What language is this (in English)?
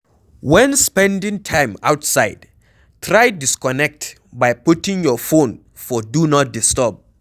Nigerian Pidgin